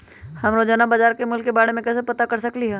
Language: Magahi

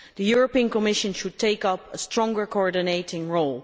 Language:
English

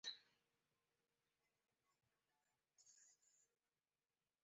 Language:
Spanish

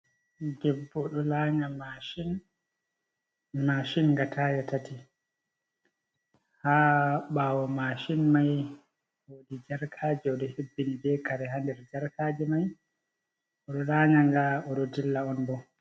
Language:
Fula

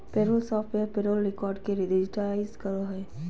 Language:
Magahi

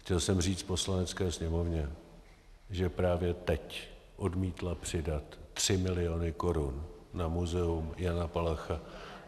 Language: Czech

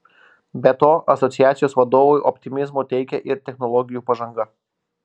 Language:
Lithuanian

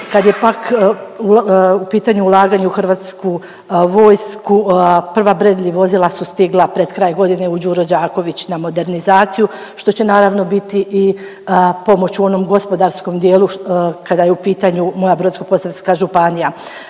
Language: Croatian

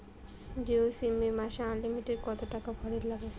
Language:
Bangla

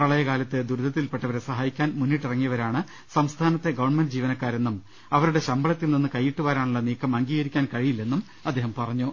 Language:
Malayalam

